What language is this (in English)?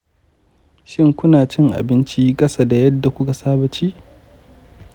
Hausa